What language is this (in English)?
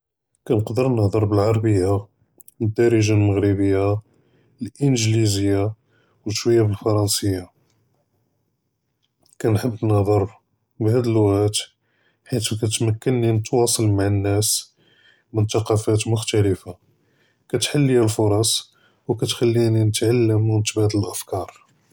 Judeo-Arabic